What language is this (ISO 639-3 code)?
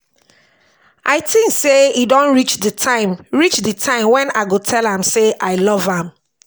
pcm